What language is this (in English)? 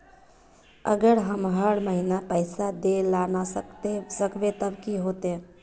Magahi